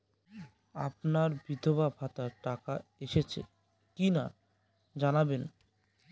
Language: Bangla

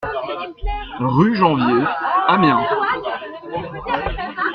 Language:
French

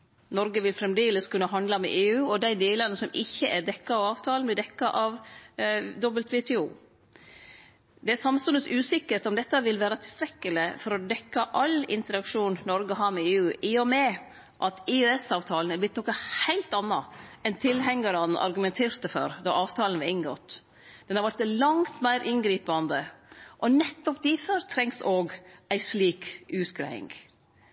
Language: Norwegian Nynorsk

